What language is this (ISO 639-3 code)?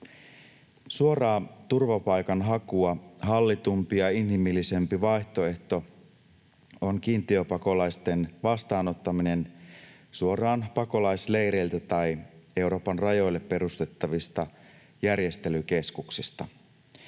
fin